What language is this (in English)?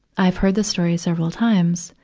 English